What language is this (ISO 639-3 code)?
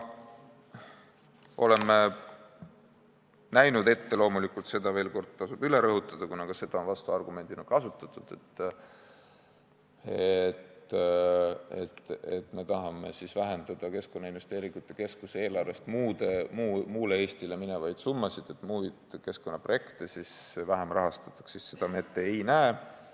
est